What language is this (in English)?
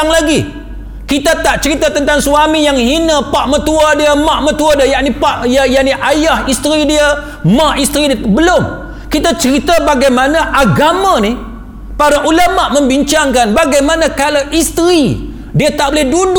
Malay